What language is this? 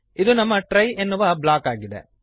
Kannada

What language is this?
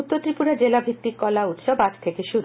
Bangla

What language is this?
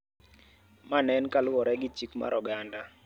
Luo (Kenya and Tanzania)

